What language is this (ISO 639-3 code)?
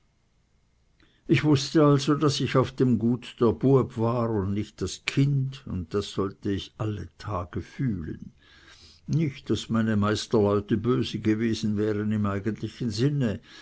deu